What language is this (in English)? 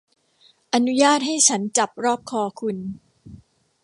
Thai